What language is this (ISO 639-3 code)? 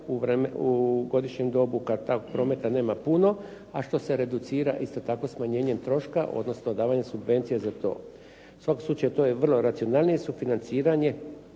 hrv